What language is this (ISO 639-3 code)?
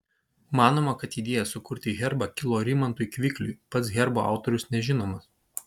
lit